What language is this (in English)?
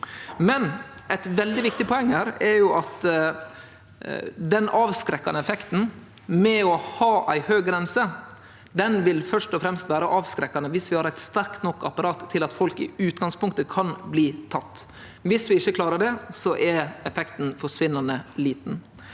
Norwegian